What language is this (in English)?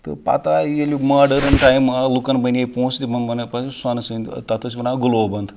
Kashmiri